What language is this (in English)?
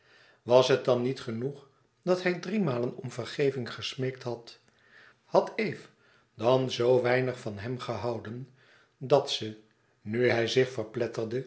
Dutch